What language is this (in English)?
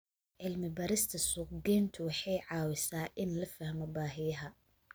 Somali